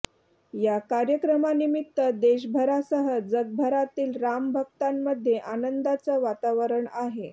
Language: Marathi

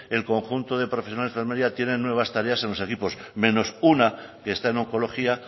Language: Spanish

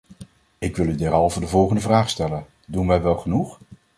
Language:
Dutch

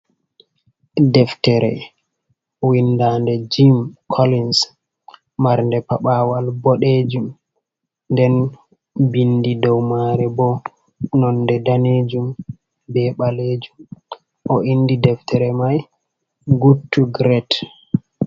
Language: Fula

